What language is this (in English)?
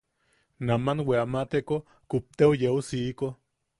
Yaqui